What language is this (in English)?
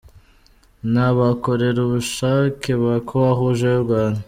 Kinyarwanda